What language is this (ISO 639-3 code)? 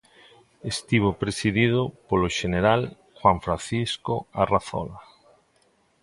glg